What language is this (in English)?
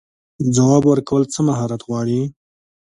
Pashto